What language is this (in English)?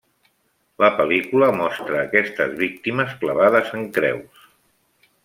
Catalan